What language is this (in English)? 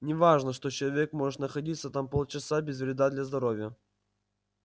Russian